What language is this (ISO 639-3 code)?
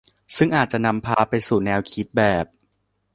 tha